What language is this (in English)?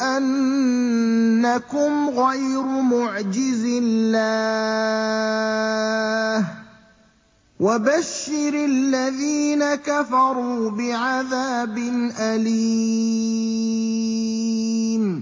Arabic